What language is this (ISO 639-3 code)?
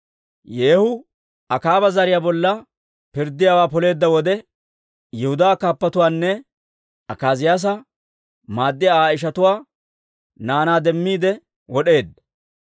dwr